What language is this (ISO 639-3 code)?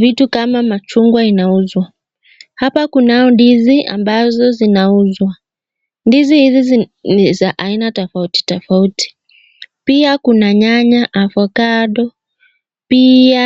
swa